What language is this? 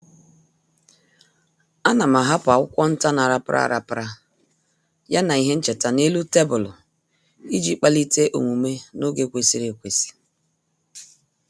Igbo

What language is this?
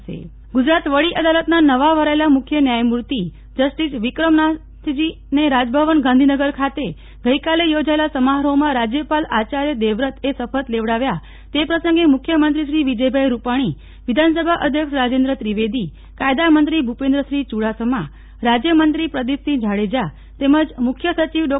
Gujarati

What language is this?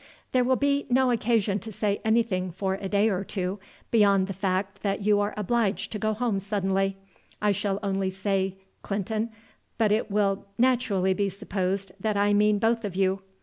English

